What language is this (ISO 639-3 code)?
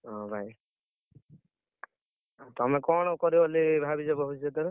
ori